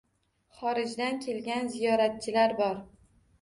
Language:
Uzbek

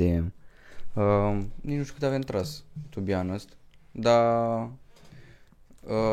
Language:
Romanian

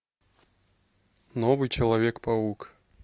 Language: Russian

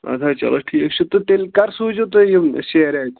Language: Kashmiri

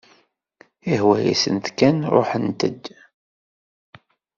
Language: Kabyle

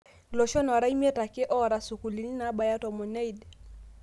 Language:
Masai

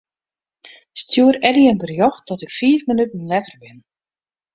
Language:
Western Frisian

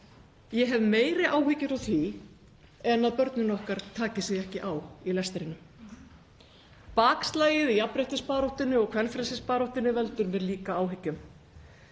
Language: Icelandic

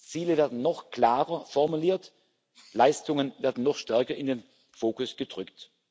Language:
German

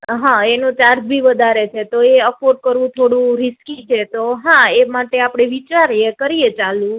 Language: Gujarati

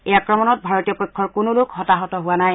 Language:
Assamese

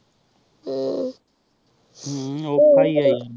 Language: Punjabi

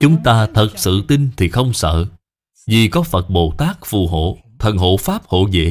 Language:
Vietnamese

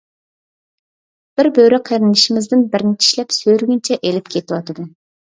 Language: Uyghur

